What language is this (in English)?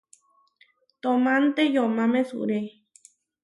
Huarijio